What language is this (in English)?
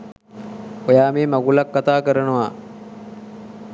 Sinhala